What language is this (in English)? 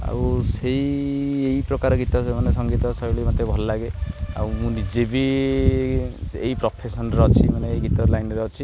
Odia